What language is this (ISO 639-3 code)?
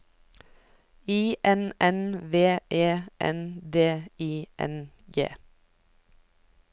nor